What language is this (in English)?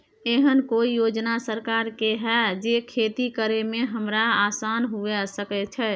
Maithili